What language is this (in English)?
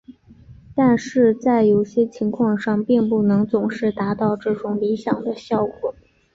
Chinese